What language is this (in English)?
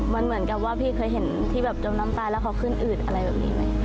Thai